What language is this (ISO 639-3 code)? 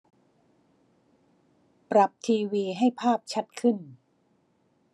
tha